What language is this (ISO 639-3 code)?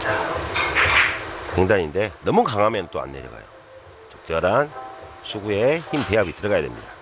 kor